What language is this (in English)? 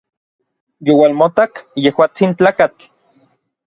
Orizaba Nahuatl